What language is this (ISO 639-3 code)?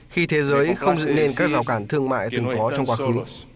vie